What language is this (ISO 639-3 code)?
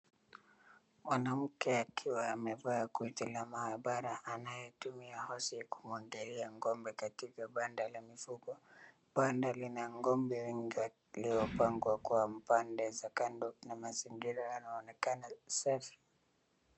swa